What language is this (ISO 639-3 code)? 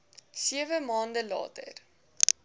afr